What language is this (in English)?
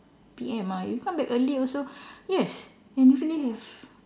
English